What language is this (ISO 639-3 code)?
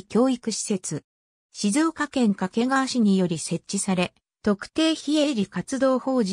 jpn